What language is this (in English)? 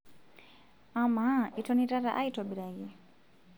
Masai